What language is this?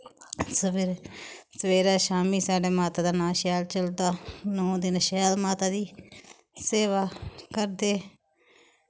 Dogri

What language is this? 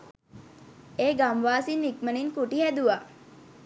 Sinhala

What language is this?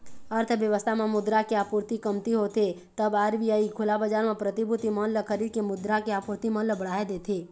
Chhattisgarhi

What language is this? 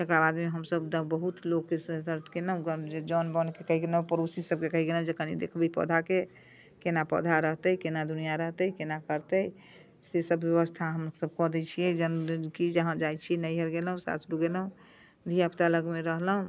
Maithili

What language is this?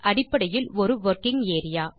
Tamil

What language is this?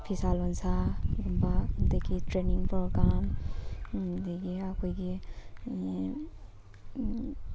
Manipuri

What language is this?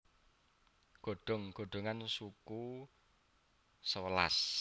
Javanese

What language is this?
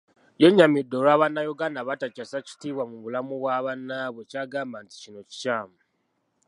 Ganda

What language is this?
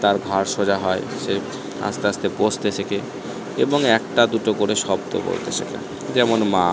Bangla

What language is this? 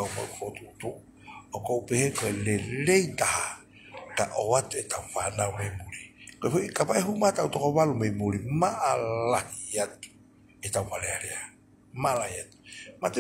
Thai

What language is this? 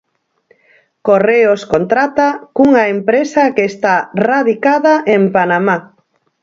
Galician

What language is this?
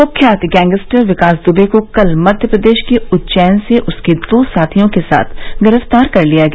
Hindi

